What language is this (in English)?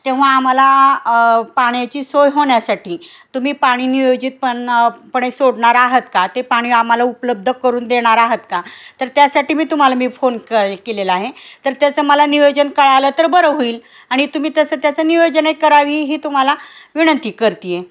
Marathi